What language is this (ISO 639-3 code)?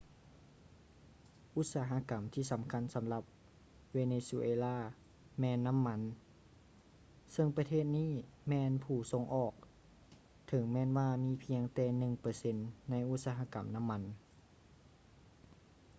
lao